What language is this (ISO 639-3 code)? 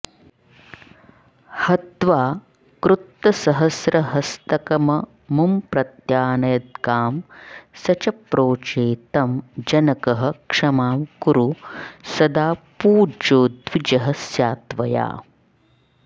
san